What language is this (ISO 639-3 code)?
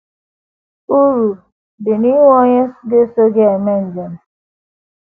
ibo